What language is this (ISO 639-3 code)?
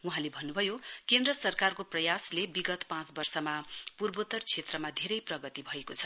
nep